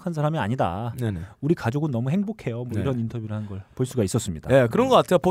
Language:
Korean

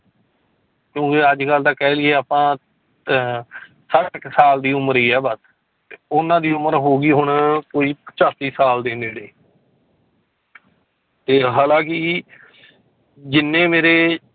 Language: Punjabi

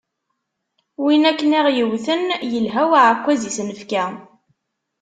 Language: Kabyle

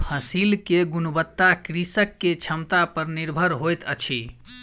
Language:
Maithili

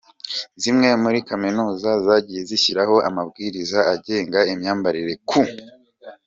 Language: Kinyarwanda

